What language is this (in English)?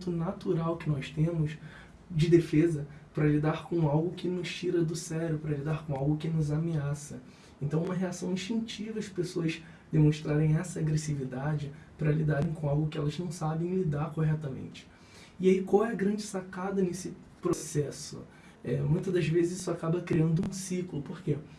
Portuguese